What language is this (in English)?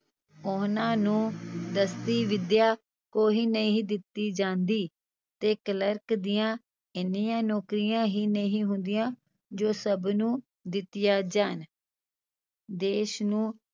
Punjabi